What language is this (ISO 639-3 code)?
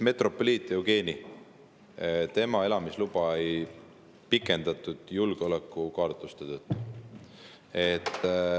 est